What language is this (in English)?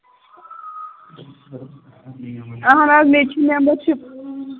Kashmiri